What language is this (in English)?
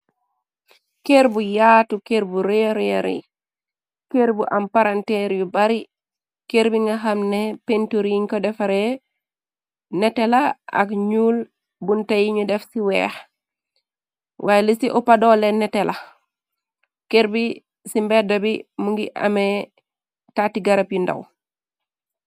Wolof